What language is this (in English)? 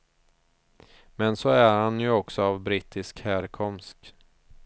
Swedish